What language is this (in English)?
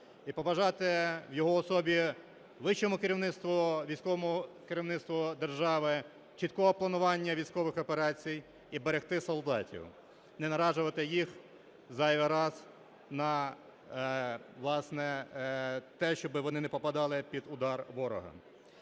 Ukrainian